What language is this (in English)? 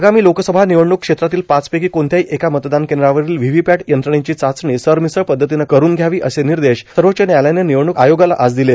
Marathi